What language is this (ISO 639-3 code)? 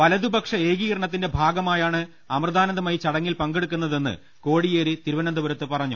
mal